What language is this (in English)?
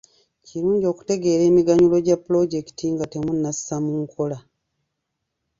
Ganda